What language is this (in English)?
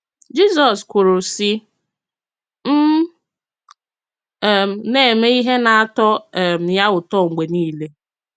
Igbo